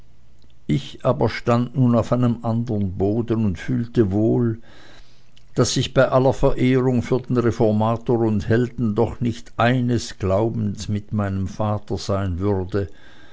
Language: German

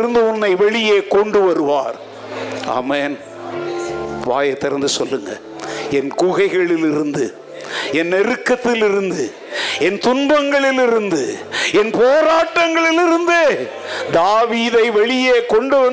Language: Tamil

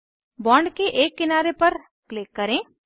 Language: Hindi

